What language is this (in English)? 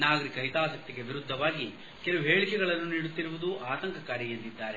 Kannada